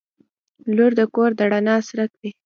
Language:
Pashto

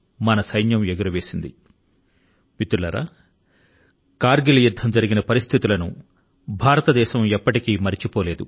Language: Telugu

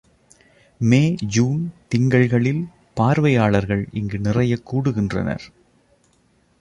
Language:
Tamil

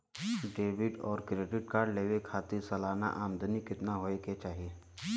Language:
Bhojpuri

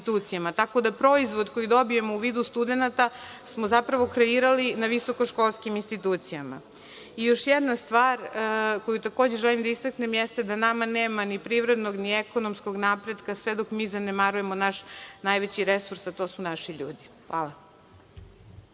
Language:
Serbian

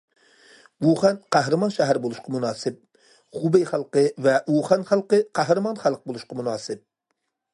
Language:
Uyghur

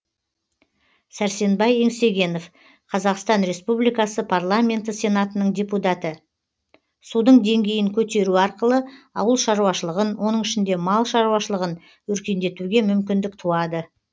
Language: Kazakh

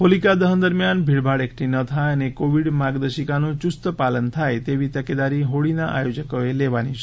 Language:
Gujarati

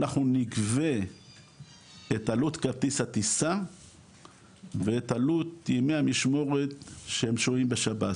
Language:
Hebrew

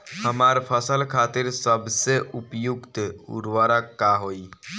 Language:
Bhojpuri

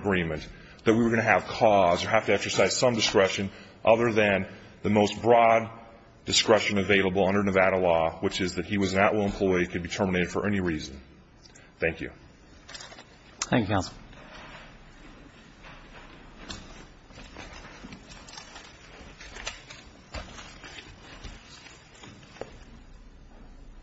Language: English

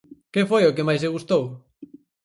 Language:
Galician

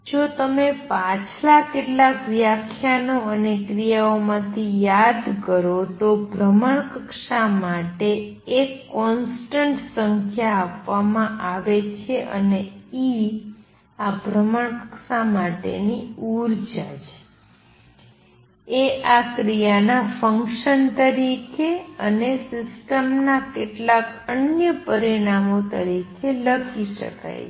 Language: Gujarati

